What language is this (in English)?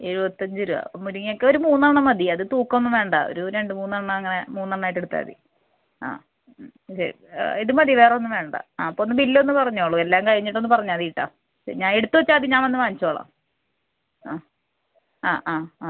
Malayalam